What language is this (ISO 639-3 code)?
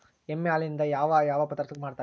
kan